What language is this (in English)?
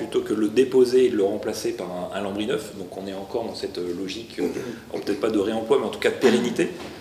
French